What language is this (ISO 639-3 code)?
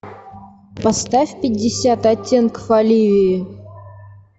rus